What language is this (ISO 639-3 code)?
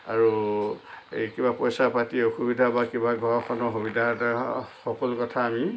asm